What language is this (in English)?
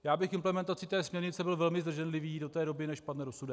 Czech